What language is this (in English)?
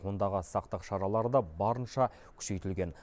Kazakh